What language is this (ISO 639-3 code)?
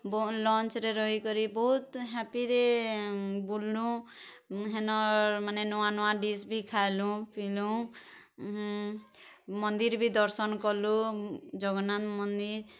ori